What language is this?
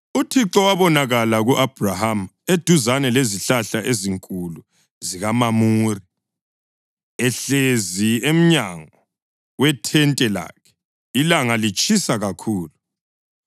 North Ndebele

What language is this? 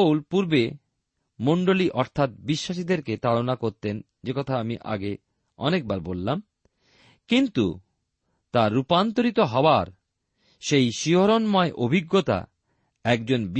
Bangla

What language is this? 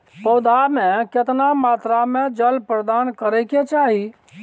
Maithili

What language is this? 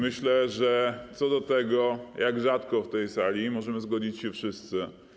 Polish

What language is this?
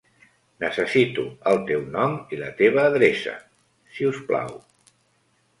Catalan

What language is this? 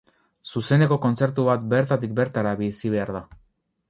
Basque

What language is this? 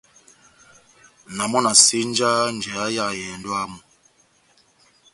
Batanga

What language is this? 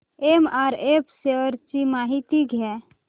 Marathi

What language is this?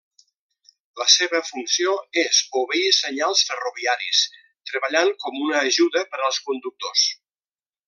Catalan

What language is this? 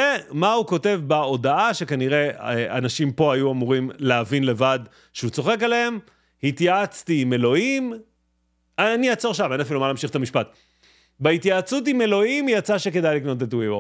Hebrew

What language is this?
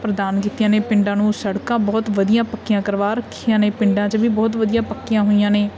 Punjabi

